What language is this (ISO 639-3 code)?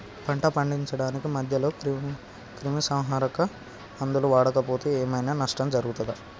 tel